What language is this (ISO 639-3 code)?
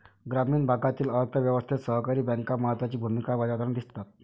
mar